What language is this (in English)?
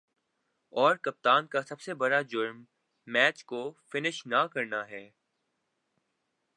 Urdu